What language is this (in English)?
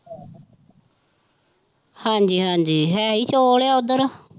Punjabi